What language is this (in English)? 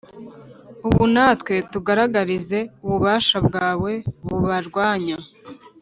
Kinyarwanda